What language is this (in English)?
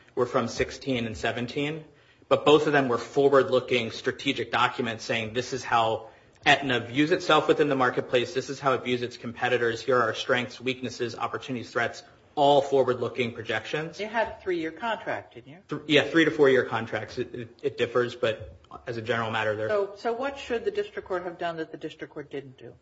English